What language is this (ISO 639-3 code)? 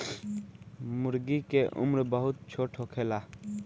bho